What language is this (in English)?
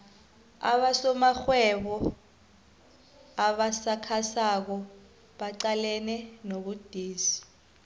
South Ndebele